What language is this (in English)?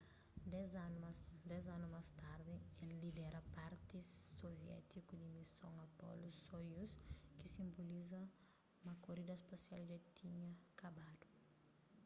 Kabuverdianu